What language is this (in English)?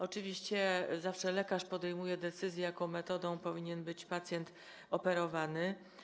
Polish